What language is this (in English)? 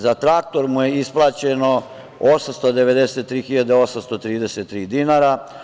Serbian